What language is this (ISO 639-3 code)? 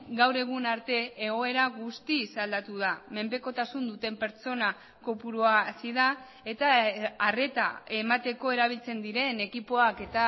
eus